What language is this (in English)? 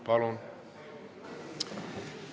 Estonian